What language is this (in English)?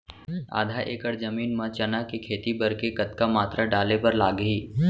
Chhattisgarhi